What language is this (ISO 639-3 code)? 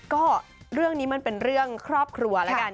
tha